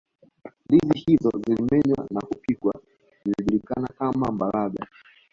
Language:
Swahili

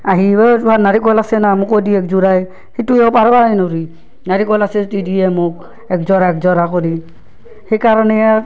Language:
Assamese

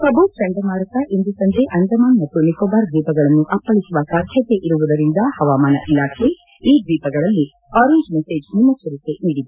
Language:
Kannada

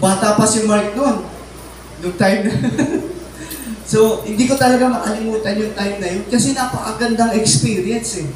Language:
Filipino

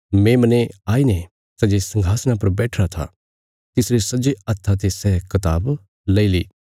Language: Bilaspuri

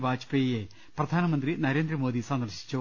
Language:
Malayalam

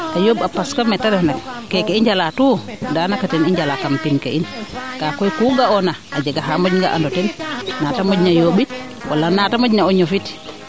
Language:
Serer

